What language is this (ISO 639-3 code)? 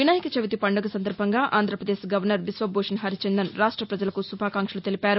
tel